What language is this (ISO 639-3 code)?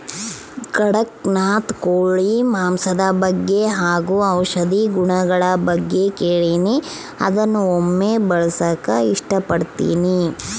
kan